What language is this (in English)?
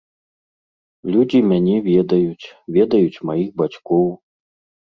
Belarusian